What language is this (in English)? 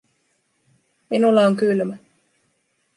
Finnish